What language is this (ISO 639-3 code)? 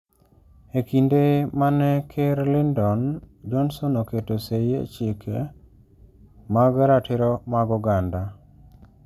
luo